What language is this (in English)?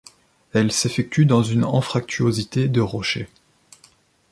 French